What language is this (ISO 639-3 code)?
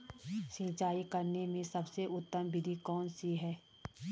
hin